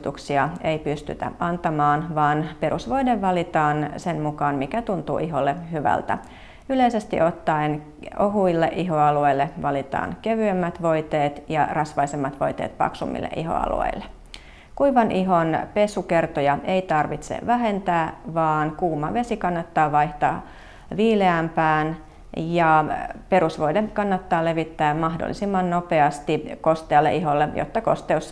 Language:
Finnish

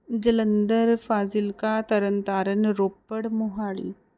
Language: Punjabi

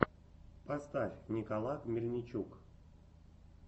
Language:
Russian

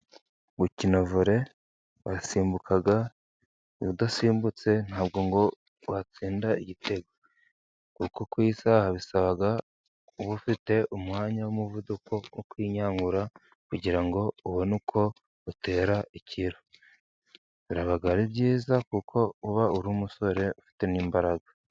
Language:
Kinyarwanda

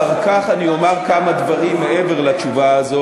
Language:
Hebrew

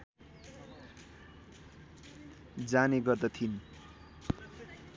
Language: Nepali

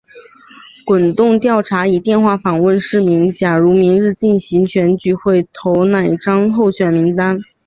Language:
Chinese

